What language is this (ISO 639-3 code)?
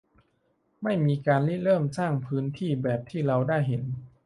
tha